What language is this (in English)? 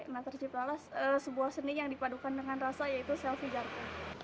Indonesian